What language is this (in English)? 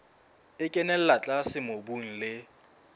Southern Sotho